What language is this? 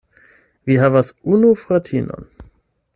Esperanto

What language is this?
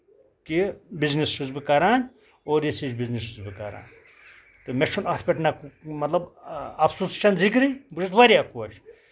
Kashmiri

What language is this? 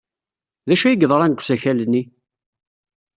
Kabyle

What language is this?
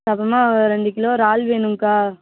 Tamil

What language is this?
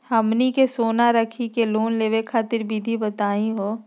Magahi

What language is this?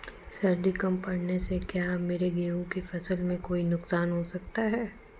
Hindi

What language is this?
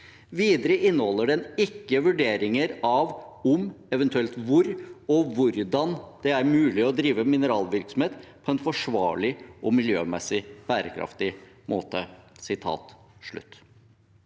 Norwegian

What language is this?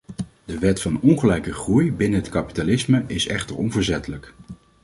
Dutch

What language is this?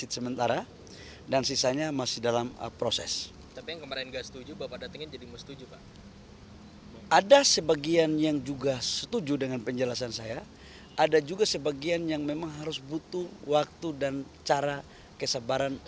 Indonesian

